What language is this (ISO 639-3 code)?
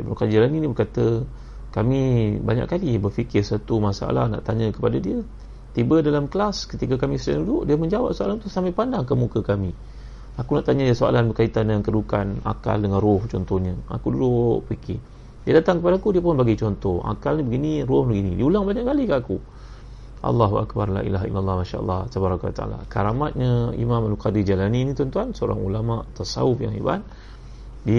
msa